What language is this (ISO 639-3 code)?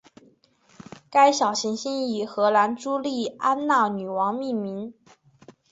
zho